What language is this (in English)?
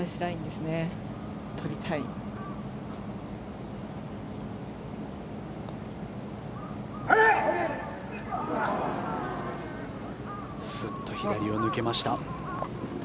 Japanese